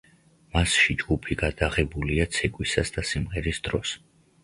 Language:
Georgian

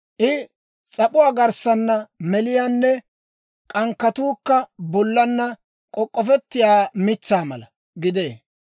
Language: Dawro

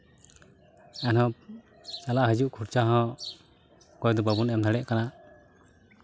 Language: Santali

